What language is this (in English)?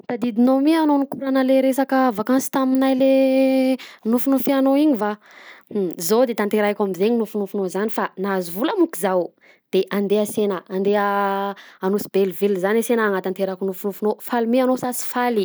Southern Betsimisaraka Malagasy